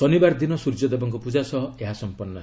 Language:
Odia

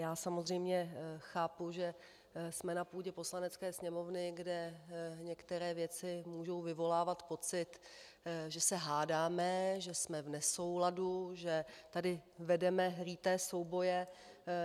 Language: Czech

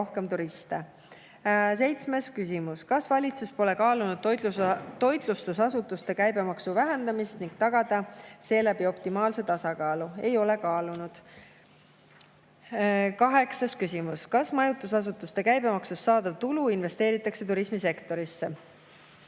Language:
Estonian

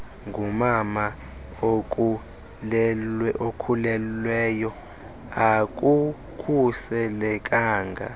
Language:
Xhosa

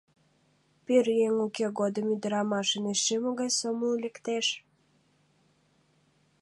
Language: Mari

